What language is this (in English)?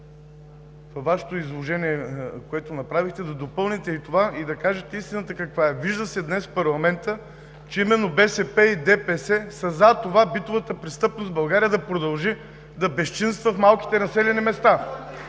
Bulgarian